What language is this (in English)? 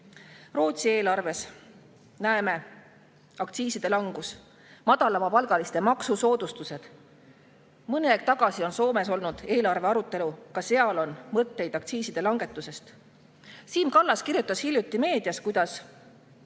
Estonian